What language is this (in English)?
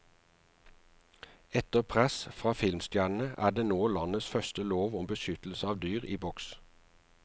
Norwegian